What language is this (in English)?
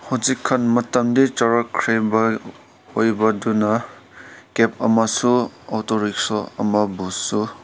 Manipuri